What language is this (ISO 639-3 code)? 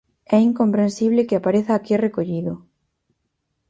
glg